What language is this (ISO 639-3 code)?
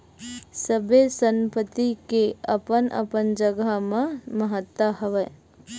hne